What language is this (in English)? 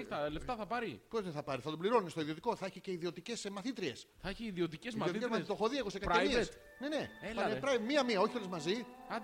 Greek